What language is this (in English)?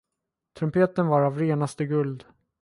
Swedish